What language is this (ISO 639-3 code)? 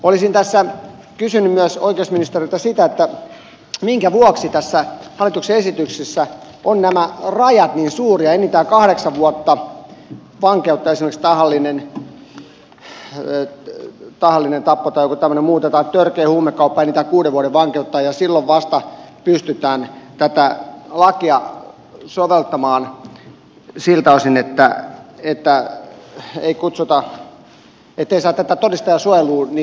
fin